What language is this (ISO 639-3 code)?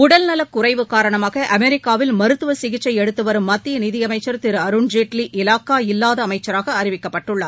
tam